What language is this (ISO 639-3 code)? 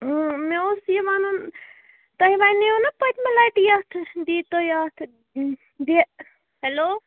kas